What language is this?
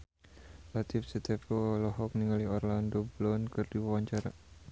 Sundanese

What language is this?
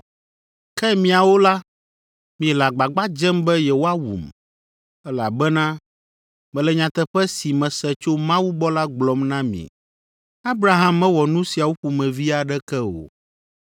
Ewe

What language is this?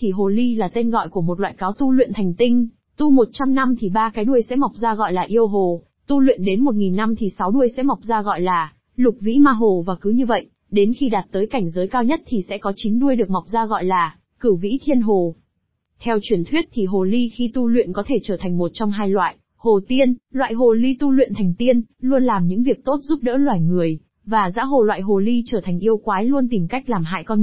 Vietnamese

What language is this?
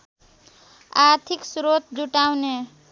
Nepali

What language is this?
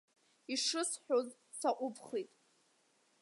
Abkhazian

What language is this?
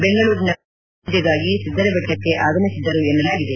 Kannada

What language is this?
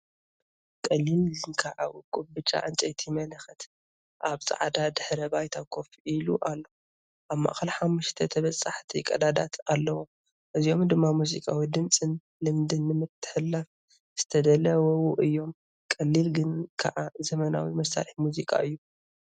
Tigrinya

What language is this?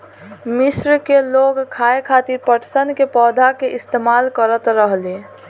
Bhojpuri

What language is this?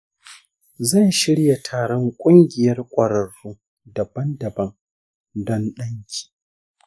Hausa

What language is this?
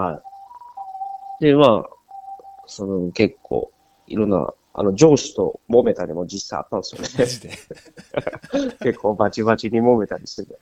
Japanese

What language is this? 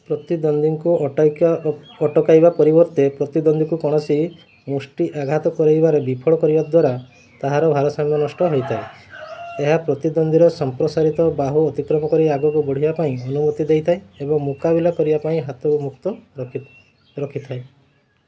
Odia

